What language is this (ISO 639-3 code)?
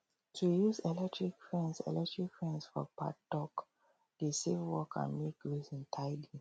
pcm